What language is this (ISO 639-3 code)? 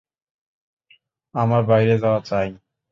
ben